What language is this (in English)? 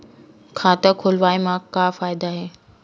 Chhattisgarhi